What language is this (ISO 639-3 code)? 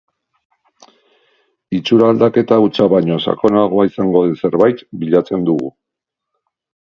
eus